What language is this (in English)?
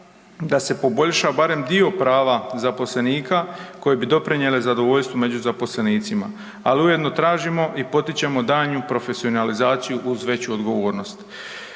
Croatian